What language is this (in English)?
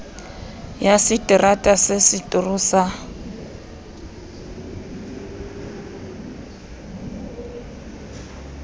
Southern Sotho